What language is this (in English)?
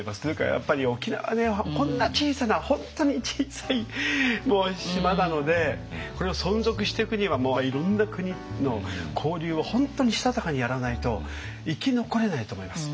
Japanese